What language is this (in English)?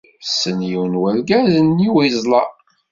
Kabyle